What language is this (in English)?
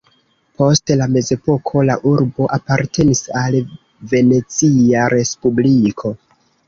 Esperanto